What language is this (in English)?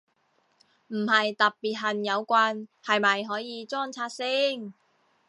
Cantonese